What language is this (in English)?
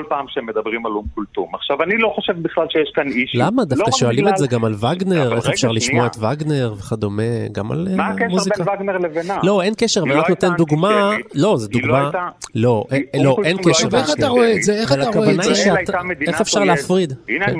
Hebrew